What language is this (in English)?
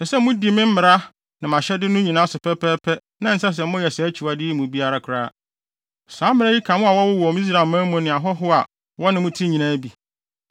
Akan